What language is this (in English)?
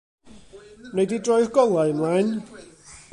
Welsh